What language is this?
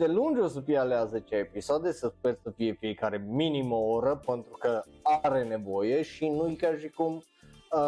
Romanian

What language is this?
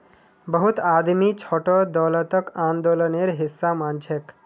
Magahi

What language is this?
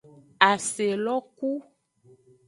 Aja (Benin)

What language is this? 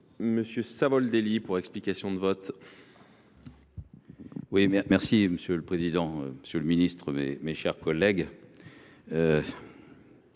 French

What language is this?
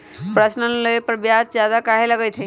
Magahi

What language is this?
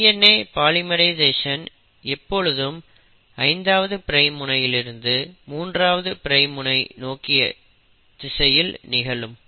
Tamil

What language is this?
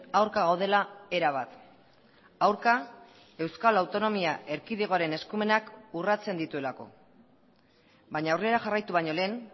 Basque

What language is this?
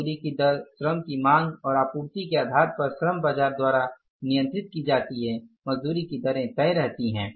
Hindi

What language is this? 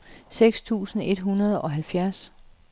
Danish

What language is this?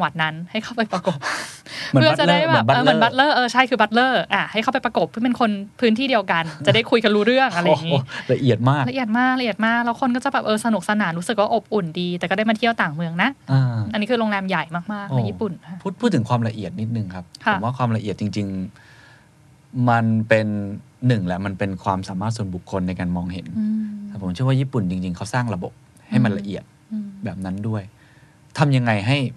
Thai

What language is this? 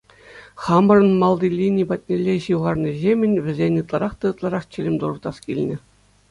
Chuvash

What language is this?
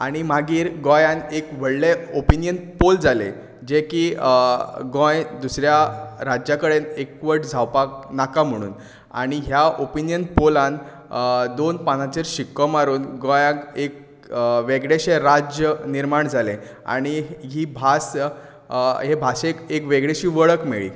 Konkani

